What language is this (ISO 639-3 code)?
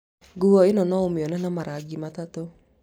kik